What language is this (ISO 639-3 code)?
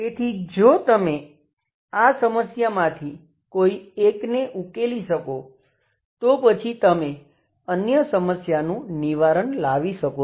guj